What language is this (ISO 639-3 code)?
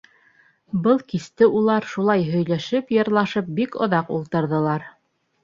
bak